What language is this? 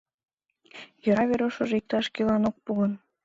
Mari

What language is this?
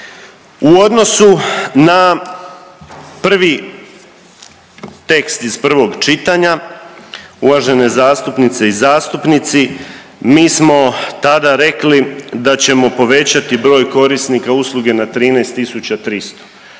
Croatian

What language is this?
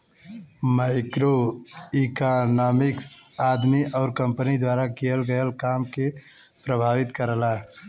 Bhojpuri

